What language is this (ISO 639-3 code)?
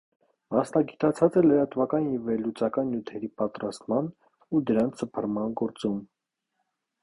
hye